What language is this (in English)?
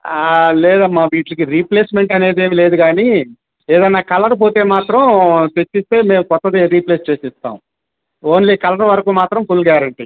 Telugu